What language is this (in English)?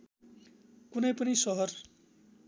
Nepali